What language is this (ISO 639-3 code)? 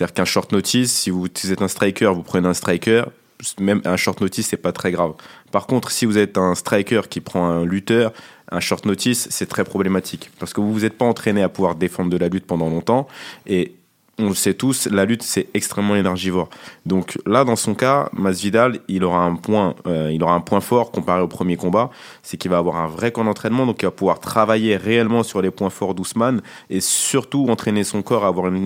fra